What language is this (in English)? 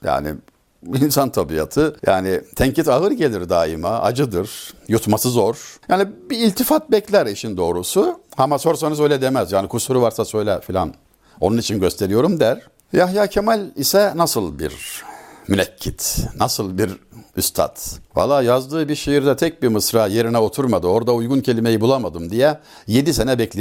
Turkish